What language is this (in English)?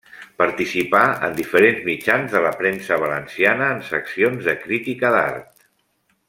Catalan